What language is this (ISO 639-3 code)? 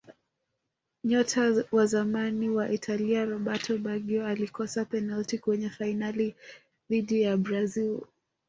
swa